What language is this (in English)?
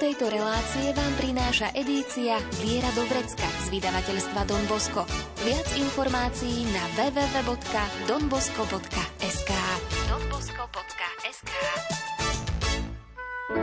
Slovak